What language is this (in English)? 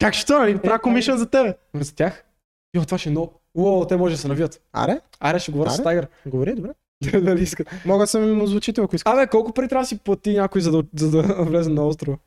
Bulgarian